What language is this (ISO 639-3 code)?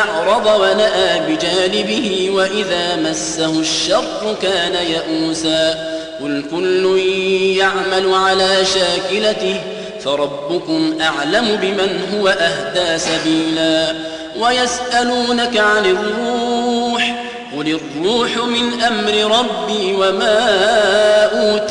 ara